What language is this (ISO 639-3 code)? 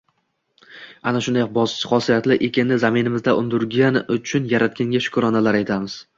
uzb